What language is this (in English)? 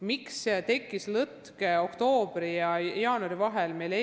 Estonian